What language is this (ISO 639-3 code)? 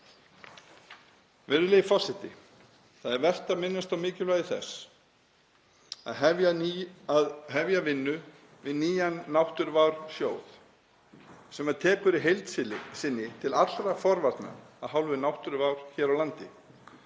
isl